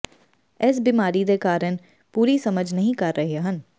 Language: Punjabi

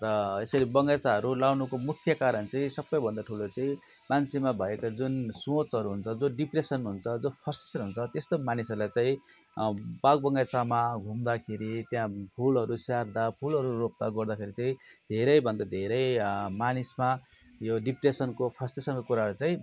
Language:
Nepali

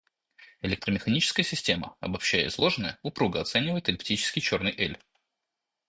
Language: Russian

